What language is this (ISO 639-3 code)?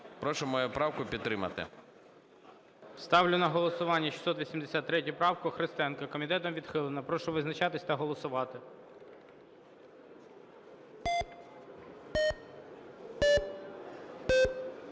ukr